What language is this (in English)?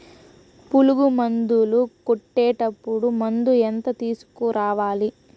Telugu